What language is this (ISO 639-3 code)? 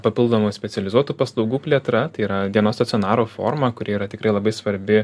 lit